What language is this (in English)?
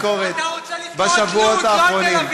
Hebrew